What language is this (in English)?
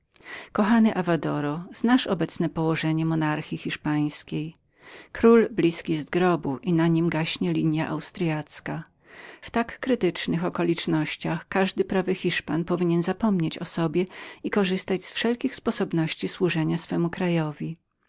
Polish